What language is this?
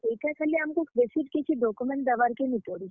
Odia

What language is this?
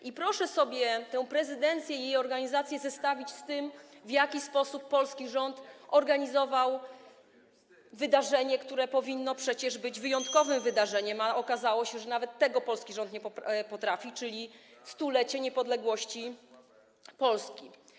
Polish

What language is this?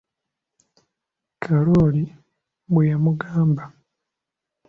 Ganda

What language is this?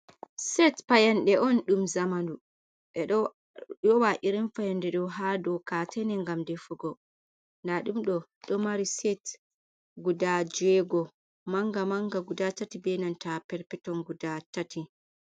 Fula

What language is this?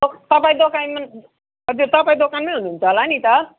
Nepali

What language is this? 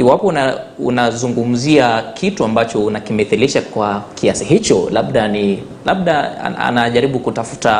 Swahili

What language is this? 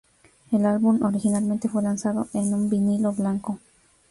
Spanish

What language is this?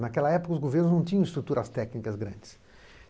Portuguese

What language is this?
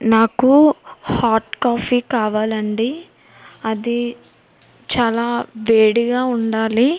Telugu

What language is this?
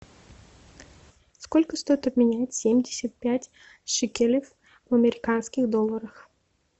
Russian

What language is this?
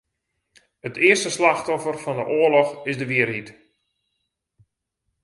Western Frisian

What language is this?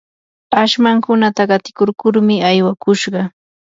Yanahuanca Pasco Quechua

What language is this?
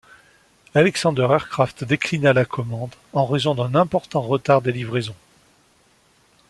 French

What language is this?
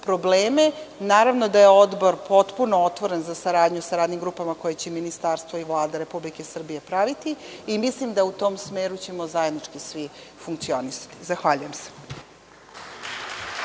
Serbian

